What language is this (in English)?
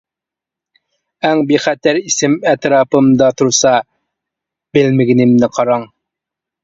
Uyghur